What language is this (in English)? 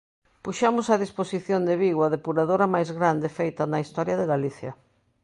Galician